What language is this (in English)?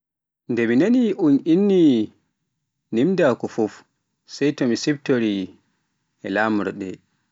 Pular